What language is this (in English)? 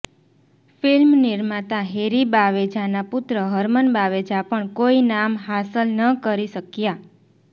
Gujarati